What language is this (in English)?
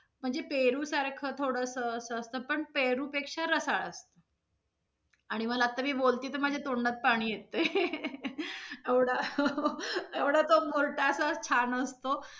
Marathi